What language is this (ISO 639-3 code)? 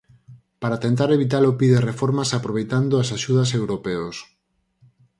glg